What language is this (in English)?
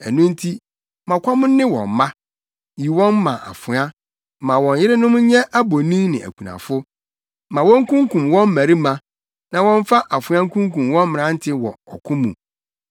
Akan